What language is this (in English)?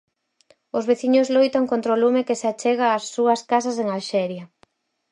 Galician